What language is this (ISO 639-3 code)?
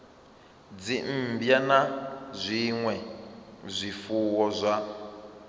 ven